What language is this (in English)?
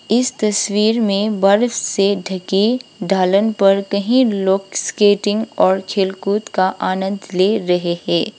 Hindi